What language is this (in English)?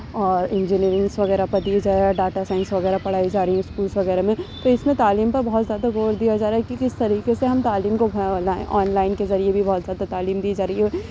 Urdu